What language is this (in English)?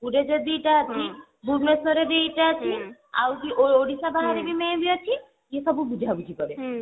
Odia